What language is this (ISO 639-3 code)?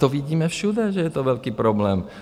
ces